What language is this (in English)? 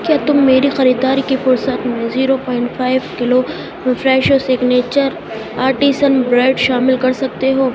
Urdu